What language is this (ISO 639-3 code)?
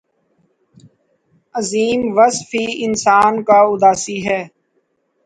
urd